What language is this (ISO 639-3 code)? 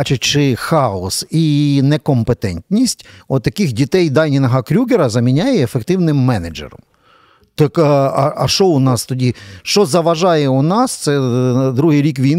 ukr